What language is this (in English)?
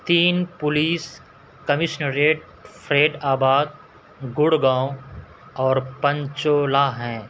Urdu